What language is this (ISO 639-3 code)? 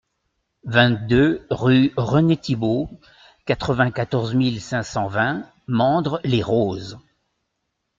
fra